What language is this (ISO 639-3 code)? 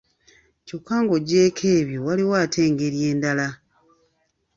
lug